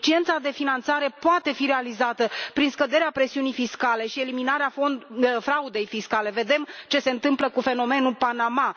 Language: Romanian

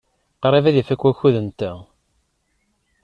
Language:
Kabyle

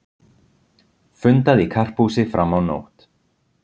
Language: Icelandic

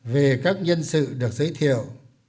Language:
Vietnamese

